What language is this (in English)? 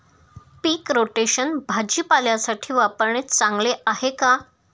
Marathi